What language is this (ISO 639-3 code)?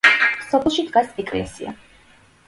kat